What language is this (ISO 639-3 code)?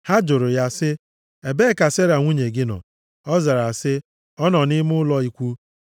ibo